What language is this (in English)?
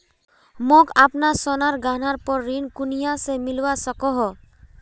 Magahi